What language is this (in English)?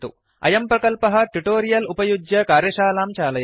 Sanskrit